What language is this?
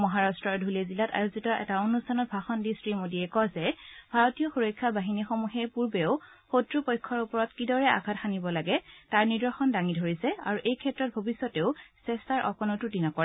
Assamese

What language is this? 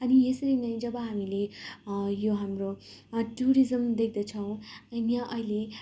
Nepali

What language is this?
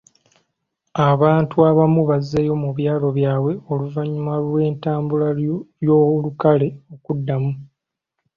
Ganda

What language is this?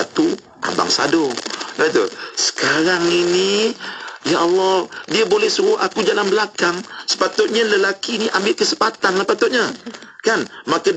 Malay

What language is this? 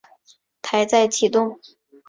Chinese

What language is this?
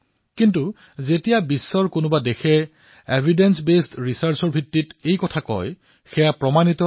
Assamese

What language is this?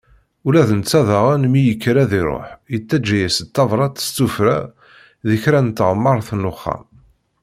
Kabyle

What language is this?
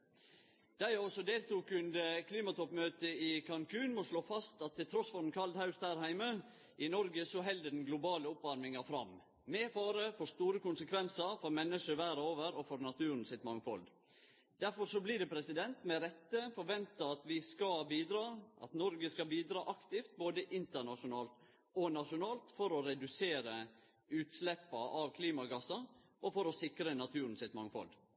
Norwegian Nynorsk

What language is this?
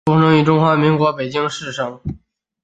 Chinese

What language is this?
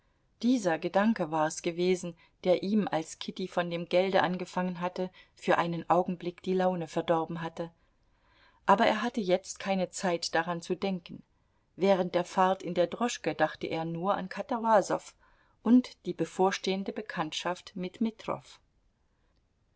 German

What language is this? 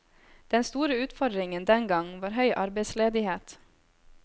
Norwegian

